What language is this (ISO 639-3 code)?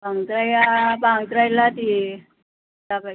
brx